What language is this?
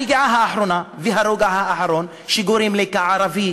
Hebrew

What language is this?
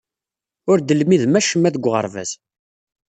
Kabyle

